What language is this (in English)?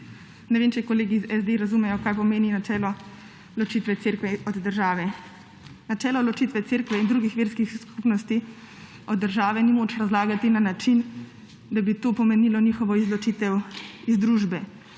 Slovenian